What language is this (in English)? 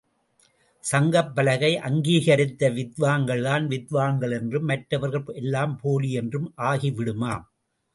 Tamil